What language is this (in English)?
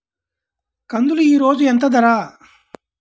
Telugu